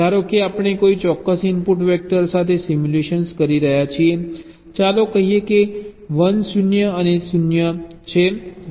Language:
Gujarati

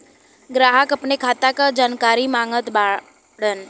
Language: Bhojpuri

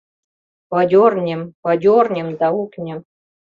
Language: Mari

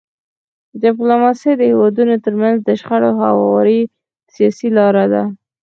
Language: Pashto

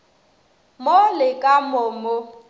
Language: Northern Sotho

